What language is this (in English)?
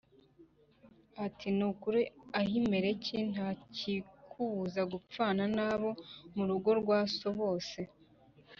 Kinyarwanda